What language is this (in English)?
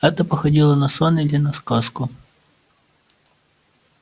Russian